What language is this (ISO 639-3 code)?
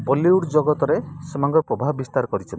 ori